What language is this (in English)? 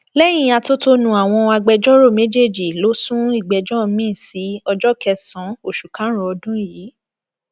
Yoruba